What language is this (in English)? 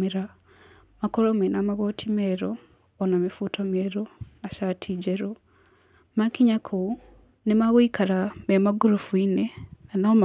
Kikuyu